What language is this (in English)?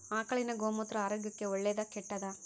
Kannada